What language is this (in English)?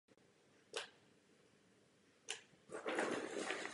Czech